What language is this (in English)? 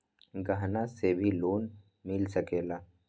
Magahi